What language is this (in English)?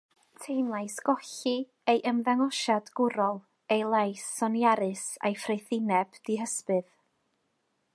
Welsh